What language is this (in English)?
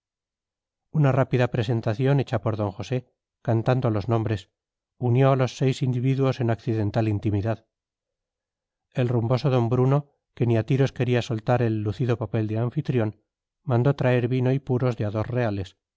Spanish